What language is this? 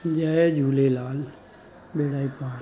Sindhi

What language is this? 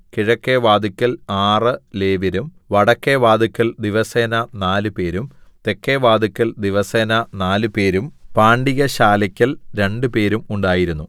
Malayalam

